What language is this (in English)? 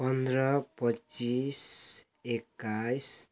Nepali